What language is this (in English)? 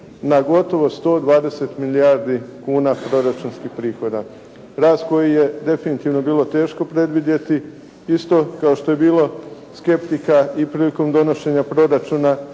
Croatian